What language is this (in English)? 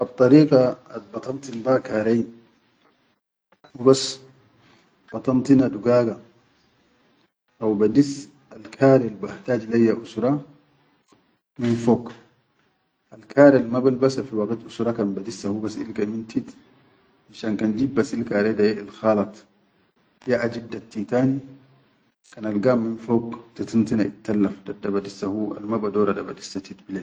Chadian Arabic